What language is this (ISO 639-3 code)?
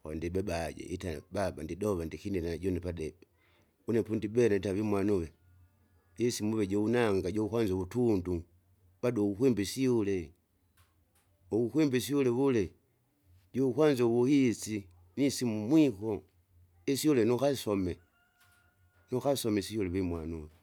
zga